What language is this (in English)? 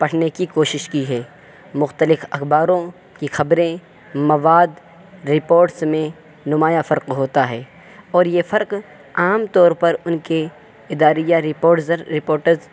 Urdu